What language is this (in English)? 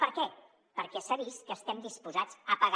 Catalan